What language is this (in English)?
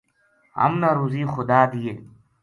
Gujari